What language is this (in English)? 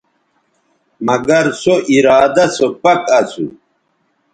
Bateri